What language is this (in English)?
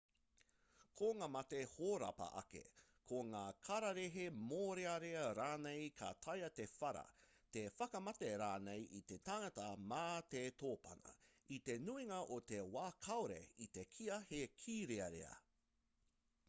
Māori